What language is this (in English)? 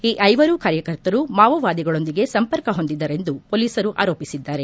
Kannada